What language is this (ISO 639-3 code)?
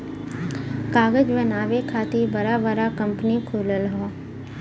bho